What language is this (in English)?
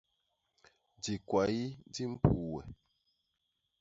Basaa